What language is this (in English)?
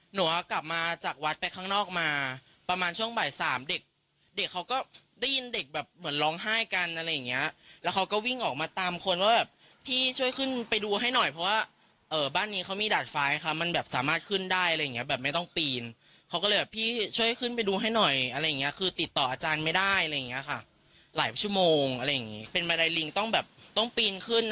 Thai